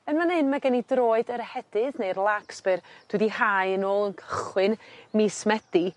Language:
Welsh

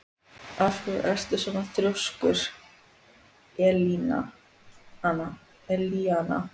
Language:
Icelandic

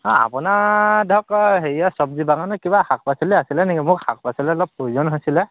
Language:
Assamese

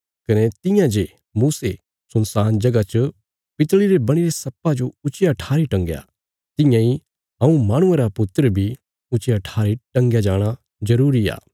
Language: Bilaspuri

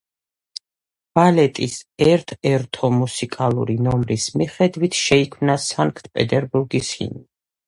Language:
Georgian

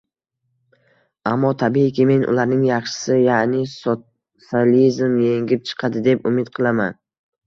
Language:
Uzbek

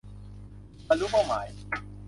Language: Thai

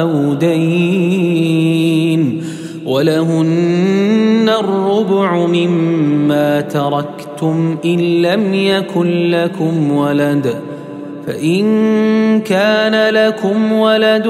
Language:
Arabic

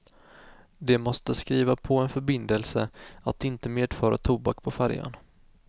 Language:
Swedish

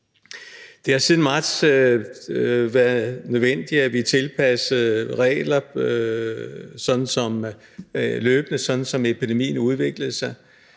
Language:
Danish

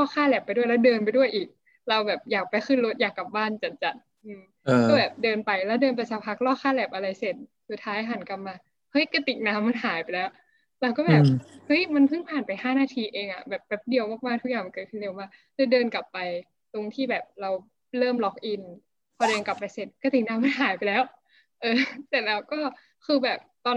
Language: Thai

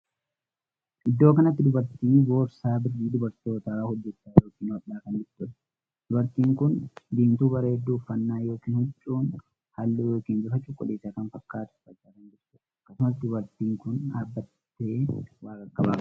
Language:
Oromo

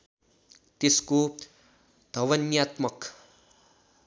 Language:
Nepali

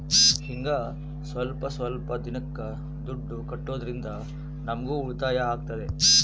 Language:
Kannada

